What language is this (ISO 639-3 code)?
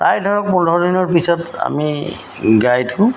asm